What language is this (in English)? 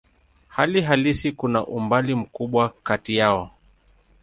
Swahili